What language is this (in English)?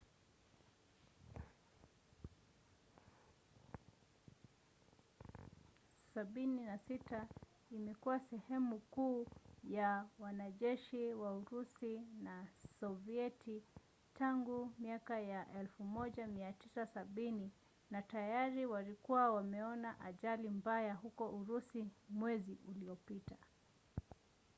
Swahili